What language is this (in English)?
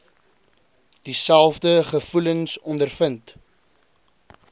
Afrikaans